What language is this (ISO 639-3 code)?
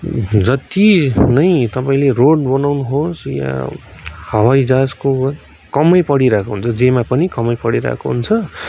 nep